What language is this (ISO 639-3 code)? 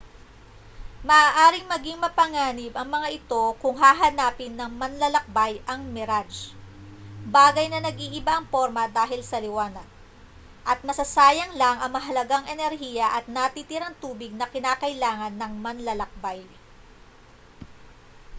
fil